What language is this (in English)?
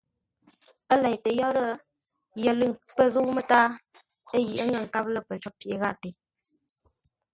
Ngombale